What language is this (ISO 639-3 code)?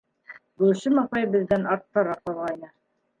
bak